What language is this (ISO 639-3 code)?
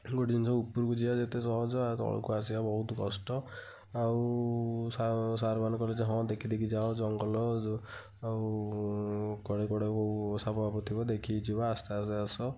ori